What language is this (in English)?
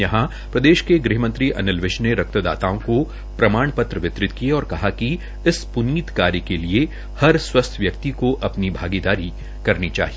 Hindi